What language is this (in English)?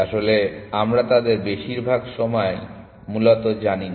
Bangla